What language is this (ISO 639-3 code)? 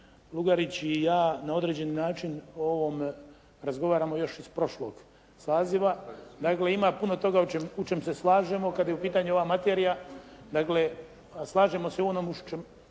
hrv